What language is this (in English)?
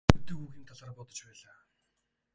Mongolian